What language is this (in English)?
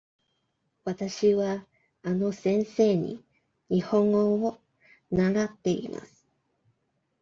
Japanese